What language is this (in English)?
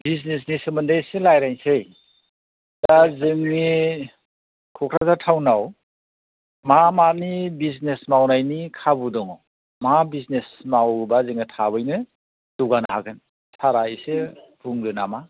Bodo